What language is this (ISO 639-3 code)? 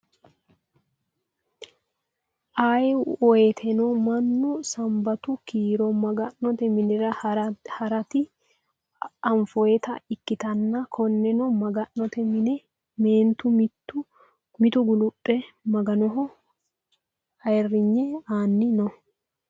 sid